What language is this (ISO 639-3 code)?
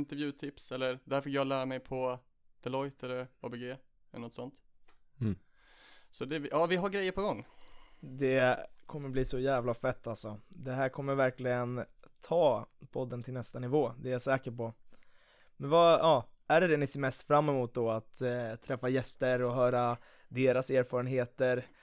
swe